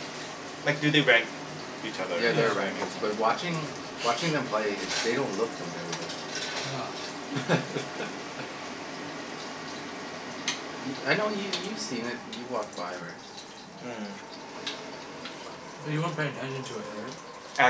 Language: English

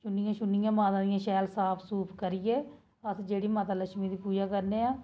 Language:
Dogri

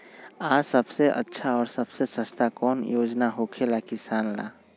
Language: Magahi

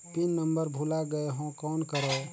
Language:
Chhattisgarhi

